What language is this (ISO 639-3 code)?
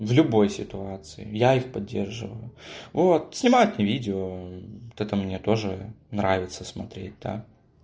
rus